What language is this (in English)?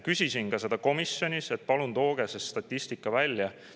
Estonian